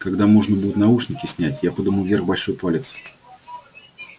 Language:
Russian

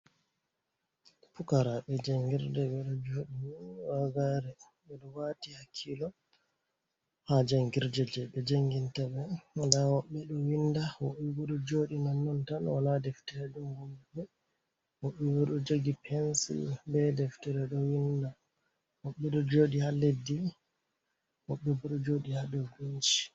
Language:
Fula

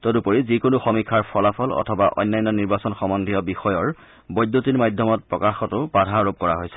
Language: Assamese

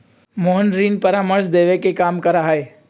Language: Magahi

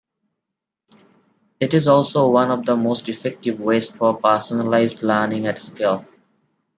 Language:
English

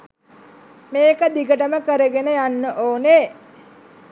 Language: Sinhala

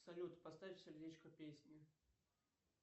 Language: Russian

